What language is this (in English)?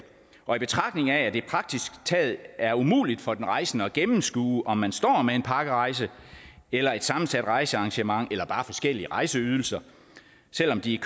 Danish